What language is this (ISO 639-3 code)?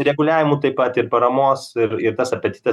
lit